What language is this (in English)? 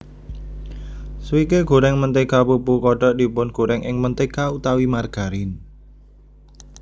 Javanese